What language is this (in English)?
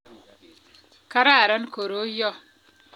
Kalenjin